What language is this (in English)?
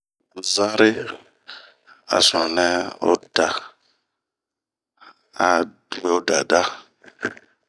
Bomu